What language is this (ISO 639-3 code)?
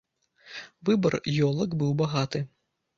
bel